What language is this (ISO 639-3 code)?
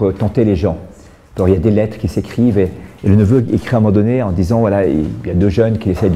fra